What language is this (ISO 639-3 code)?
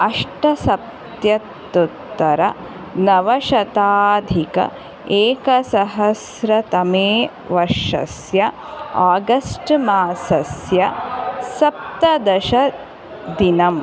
san